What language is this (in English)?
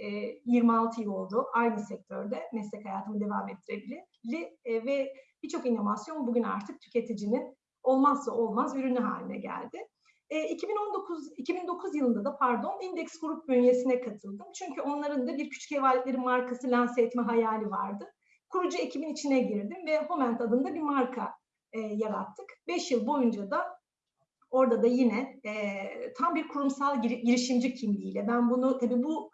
Turkish